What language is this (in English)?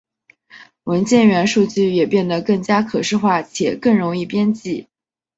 Chinese